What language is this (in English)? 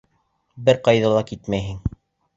Bashkir